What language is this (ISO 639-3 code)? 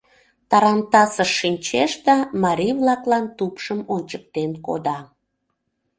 chm